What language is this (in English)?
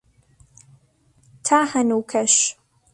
Central Kurdish